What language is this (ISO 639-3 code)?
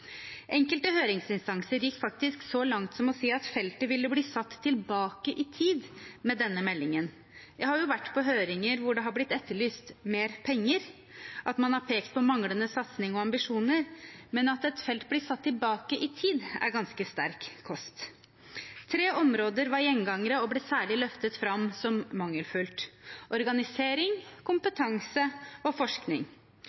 nob